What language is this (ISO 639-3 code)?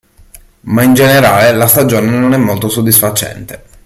ita